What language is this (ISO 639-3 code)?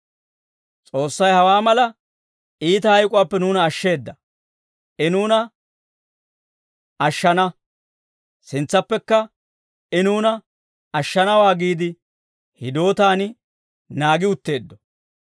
dwr